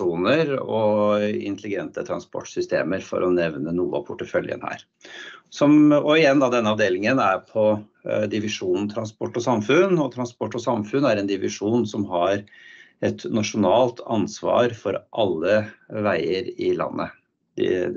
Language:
Norwegian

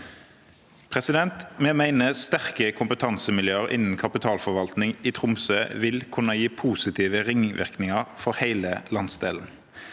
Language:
Norwegian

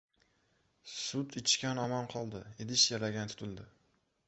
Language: Uzbek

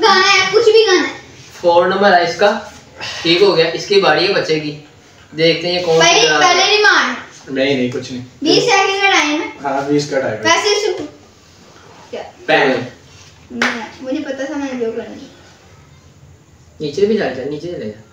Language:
Hindi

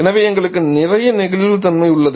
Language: Tamil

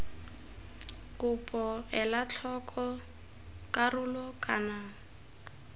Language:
Tswana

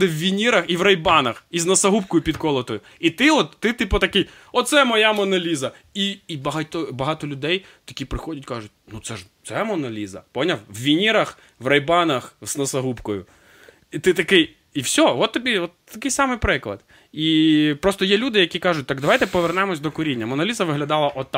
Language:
Ukrainian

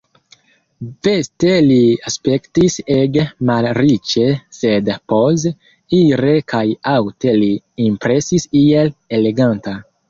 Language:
Esperanto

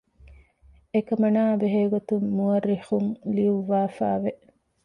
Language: Divehi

